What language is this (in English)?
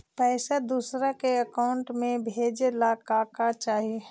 Magahi